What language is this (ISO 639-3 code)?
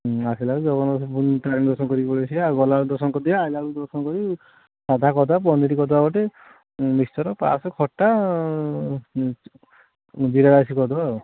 ori